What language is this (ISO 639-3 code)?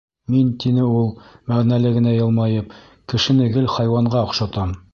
bak